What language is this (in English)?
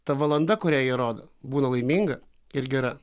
Lithuanian